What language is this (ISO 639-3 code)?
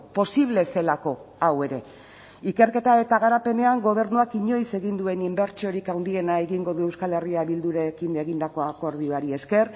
eus